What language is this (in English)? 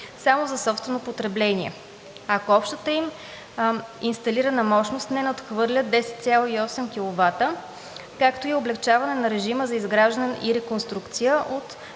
Bulgarian